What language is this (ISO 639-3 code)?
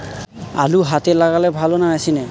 ben